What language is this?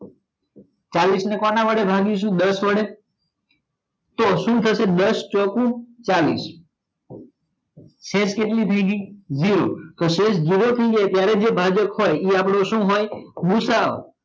Gujarati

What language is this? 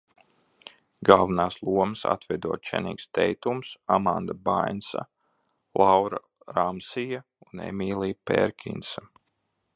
Latvian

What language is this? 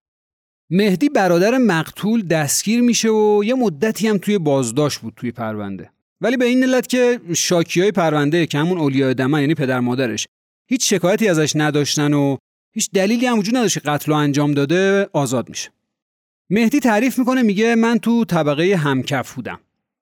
Persian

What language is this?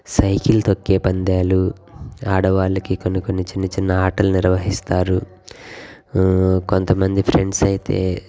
Telugu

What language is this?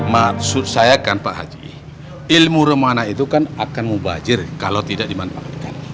Indonesian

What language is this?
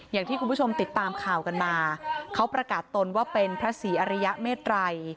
Thai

